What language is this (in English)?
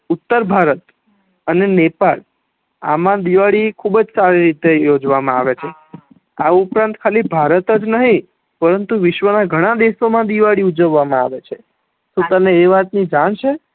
Gujarati